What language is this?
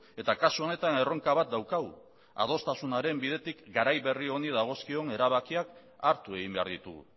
Basque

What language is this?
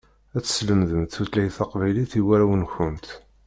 Kabyle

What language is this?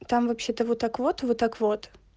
Russian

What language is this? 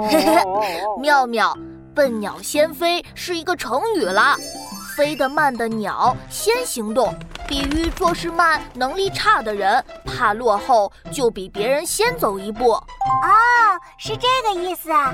Chinese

